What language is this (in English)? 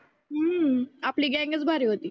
Marathi